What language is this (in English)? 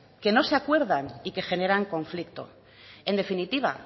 Spanish